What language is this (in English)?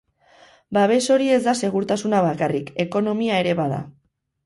Basque